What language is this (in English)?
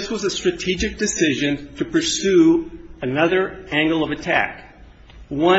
English